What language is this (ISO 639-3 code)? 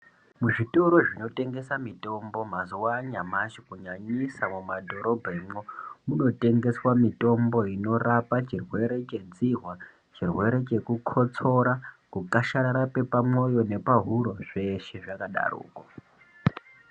ndc